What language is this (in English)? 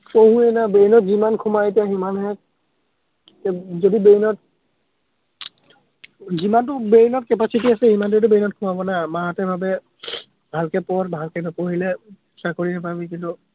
Assamese